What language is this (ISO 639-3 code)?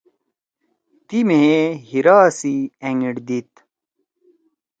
trw